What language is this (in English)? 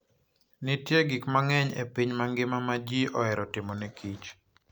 Luo (Kenya and Tanzania)